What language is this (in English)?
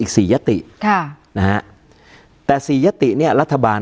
Thai